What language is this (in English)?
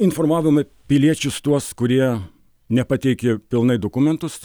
Lithuanian